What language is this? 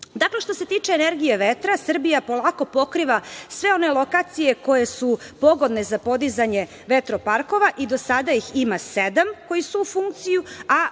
Serbian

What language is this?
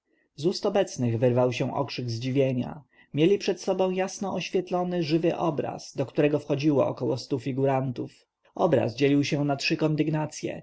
Polish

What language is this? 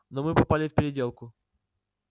Russian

